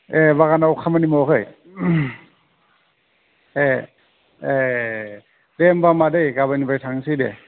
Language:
Bodo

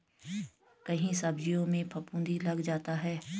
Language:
Hindi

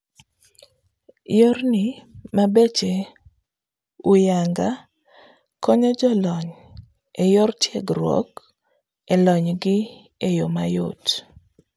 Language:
Luo (Kenya and Tanzania)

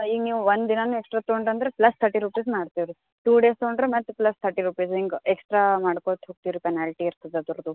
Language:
Kannada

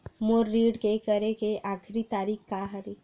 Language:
Chhattisgarhi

